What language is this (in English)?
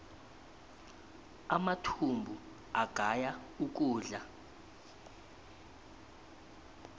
South Ndebele